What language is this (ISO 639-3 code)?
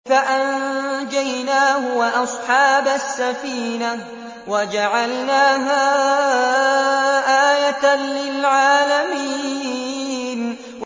ara